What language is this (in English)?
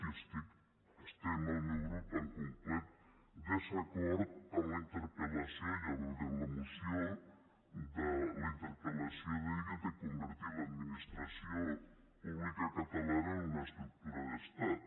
Catalan